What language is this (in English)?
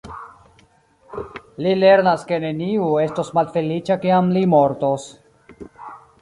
Esperanto